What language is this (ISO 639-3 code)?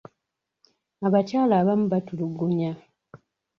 lug